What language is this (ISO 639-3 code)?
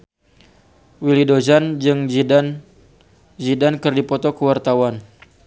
sun